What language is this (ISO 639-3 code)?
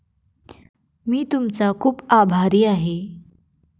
mar